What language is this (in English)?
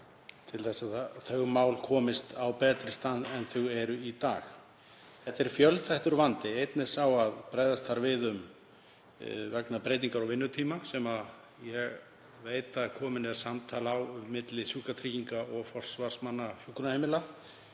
Icelandic